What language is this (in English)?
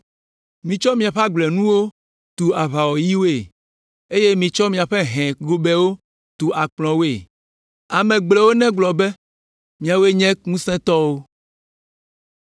Ewe